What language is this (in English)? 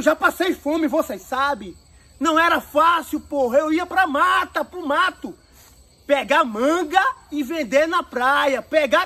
Portuguese